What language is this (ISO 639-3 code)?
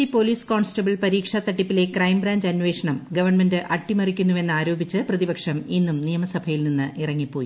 mal